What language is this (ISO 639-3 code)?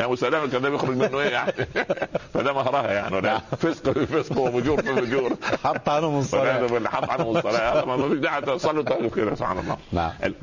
ara